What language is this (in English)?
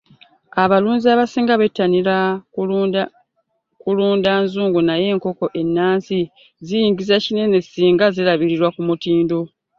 Ganda